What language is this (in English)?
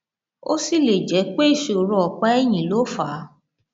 Yoruba